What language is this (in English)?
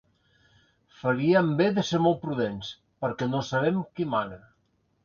Catalan